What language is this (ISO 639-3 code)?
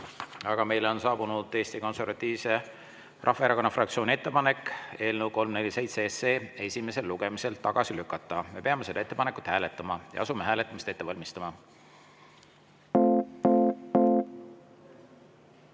est